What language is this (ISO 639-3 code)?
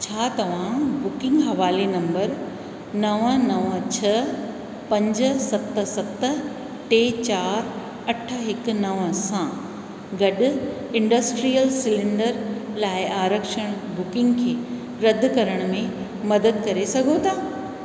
snd